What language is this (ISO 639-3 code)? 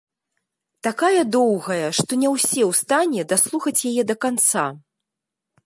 bel